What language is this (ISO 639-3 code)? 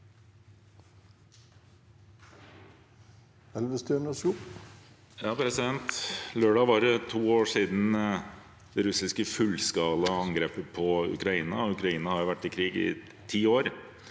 nor